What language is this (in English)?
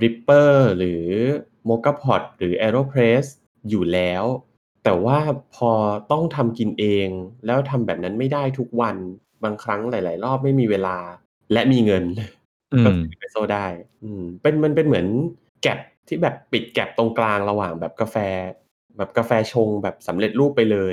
Thai